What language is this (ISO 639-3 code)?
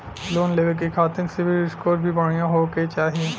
bho